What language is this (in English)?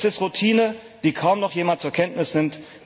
German